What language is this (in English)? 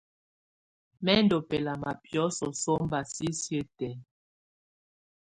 Tunen